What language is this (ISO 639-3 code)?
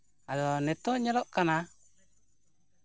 sat